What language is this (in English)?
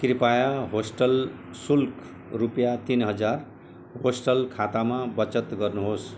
Nepali